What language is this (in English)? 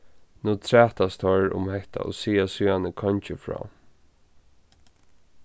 Faroese